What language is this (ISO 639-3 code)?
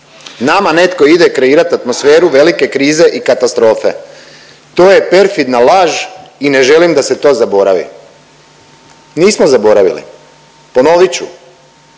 hrv